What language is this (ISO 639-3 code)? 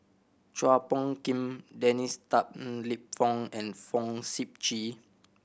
eng